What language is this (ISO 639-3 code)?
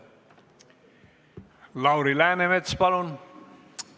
est